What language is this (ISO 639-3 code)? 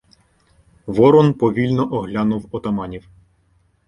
ukr